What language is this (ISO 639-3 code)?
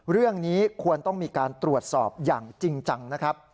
tha